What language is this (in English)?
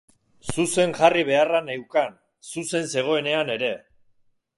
Basque